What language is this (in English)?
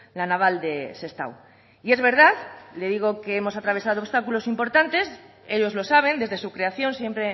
Spanish